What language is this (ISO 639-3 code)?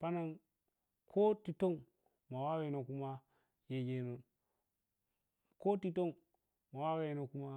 piy